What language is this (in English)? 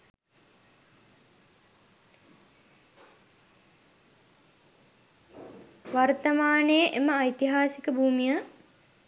Sinhala